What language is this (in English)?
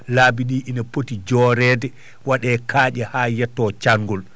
Fula